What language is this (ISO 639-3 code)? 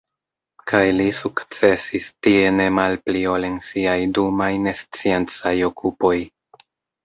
epo